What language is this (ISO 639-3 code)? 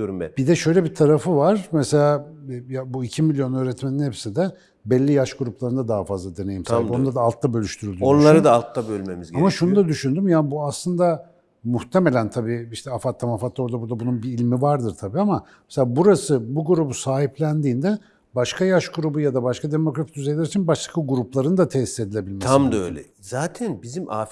tur